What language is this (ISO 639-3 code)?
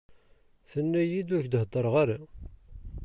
kab